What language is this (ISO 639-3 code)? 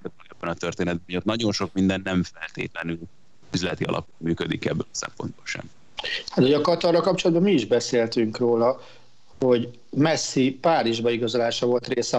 hun